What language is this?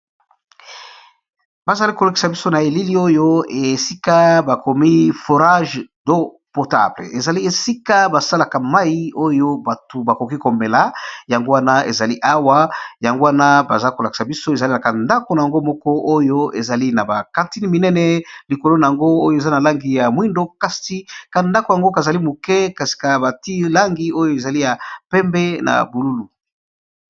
Lingala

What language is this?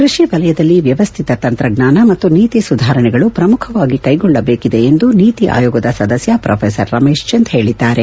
Kannada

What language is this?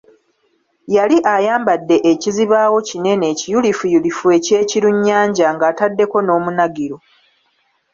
Ganda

